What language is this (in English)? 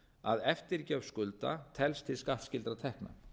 Icelandic